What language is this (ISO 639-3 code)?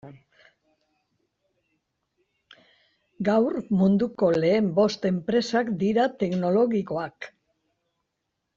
eus